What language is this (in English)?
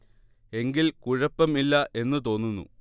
Malayalam